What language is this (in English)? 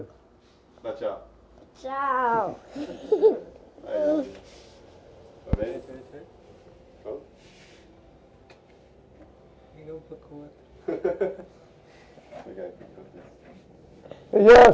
Portuguese